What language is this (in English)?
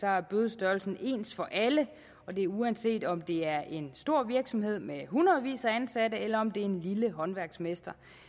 Danish